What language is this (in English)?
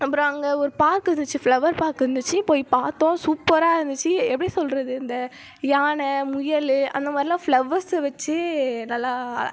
Tamil